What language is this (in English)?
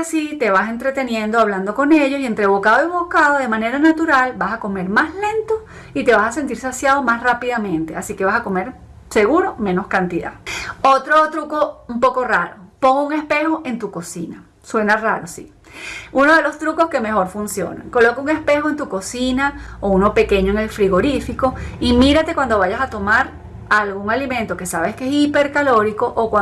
Spanish